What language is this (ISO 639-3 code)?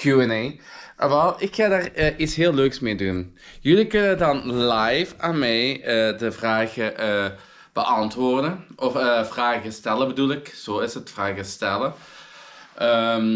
nld